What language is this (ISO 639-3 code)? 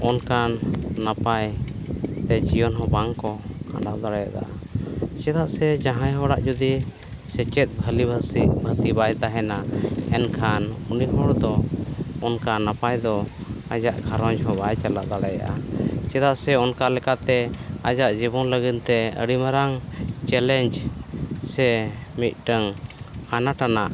sat